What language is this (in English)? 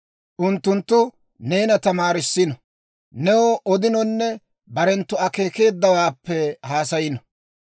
Dawro